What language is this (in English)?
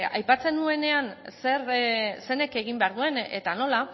Basque